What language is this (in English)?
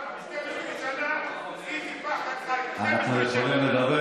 Hebrew